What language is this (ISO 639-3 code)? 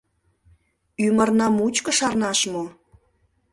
chm